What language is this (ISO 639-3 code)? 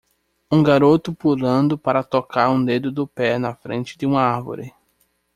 por